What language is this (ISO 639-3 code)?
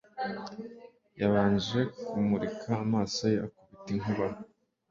kin